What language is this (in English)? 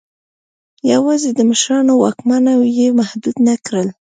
Pashto